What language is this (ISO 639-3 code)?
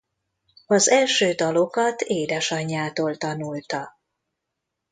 hun